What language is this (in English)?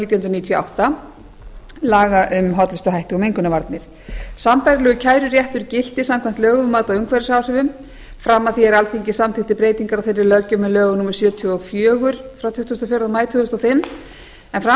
Icelandic